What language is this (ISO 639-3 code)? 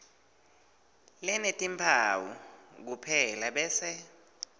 ssw